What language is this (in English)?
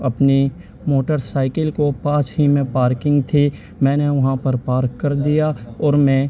Urdu